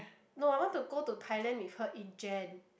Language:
English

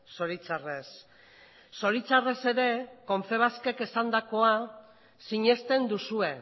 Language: Basque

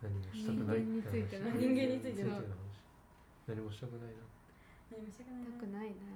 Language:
Japanese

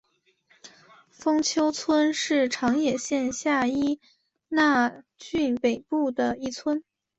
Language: Chinese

